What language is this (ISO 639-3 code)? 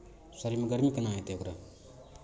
mai